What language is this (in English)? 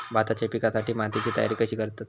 Marathi